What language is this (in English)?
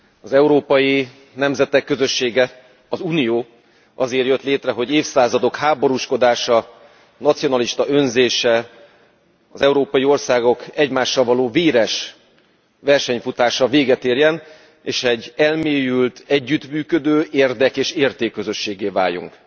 Hungarian